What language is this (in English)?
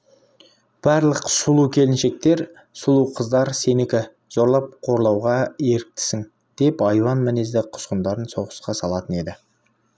Kazakh